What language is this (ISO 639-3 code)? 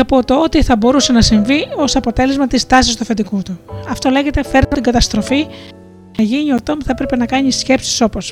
ell